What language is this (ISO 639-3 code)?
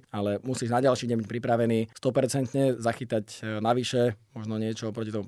slk